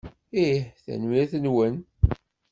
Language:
Kabyle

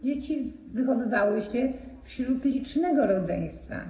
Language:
Polish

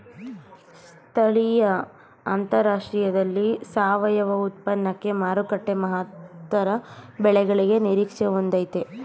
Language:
Kannada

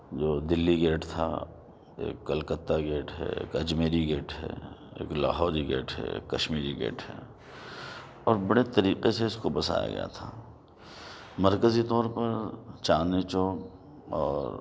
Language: Urdu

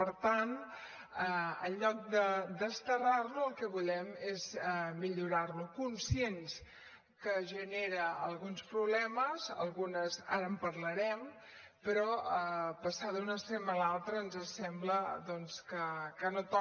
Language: Catalan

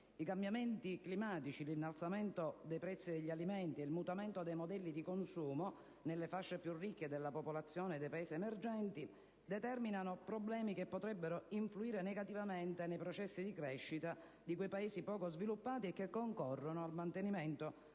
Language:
Italian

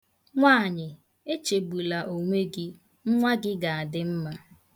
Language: Igbo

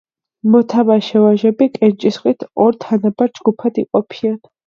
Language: Georgian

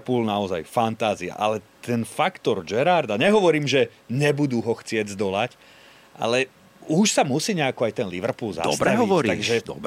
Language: Slovak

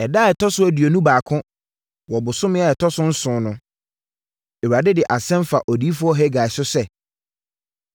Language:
Akan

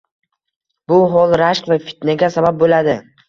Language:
Uzbek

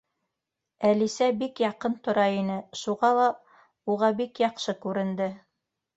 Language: Bashkir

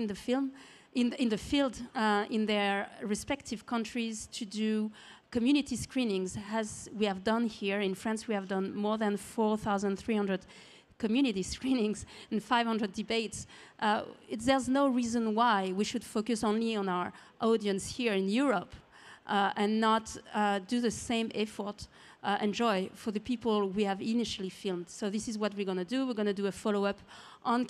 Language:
English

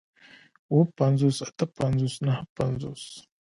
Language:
Pashto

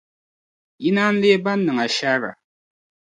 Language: Dagbani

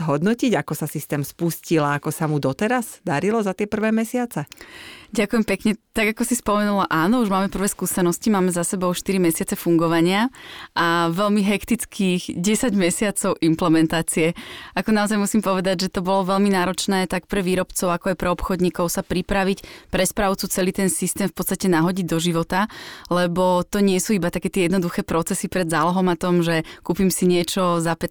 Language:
Slovak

